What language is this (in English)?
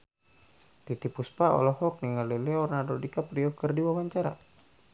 Sundanese